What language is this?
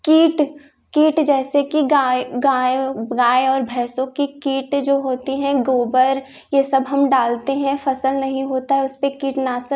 Hindi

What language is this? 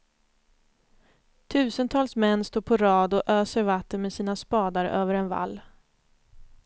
Swedish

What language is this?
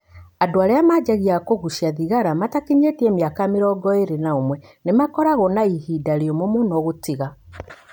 Kikuyu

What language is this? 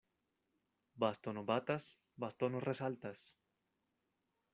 Esperanto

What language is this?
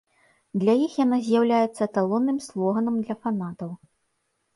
Belarusian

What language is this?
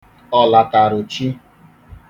Igbo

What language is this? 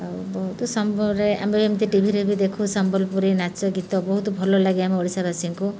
Odia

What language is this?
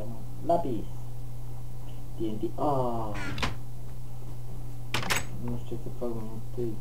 Romanian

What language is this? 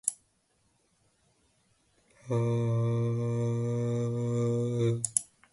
Latvian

